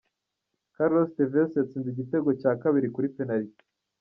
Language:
Kinyarwanda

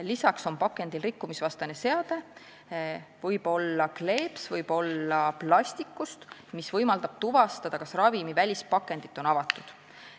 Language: Estonian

